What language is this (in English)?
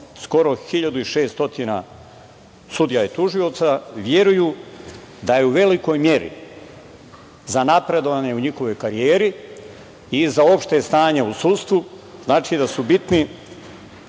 Serbian